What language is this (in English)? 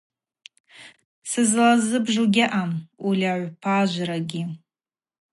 Abaza